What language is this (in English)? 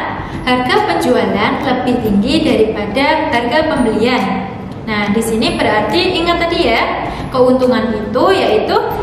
Indonesian